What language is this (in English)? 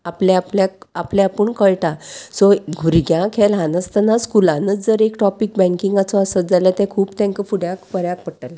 Konkani